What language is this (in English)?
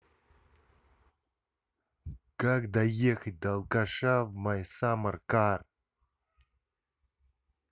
Russian